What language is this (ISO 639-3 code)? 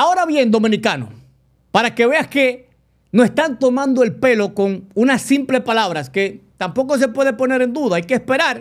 spa